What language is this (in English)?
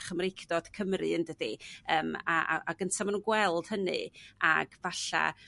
Welsh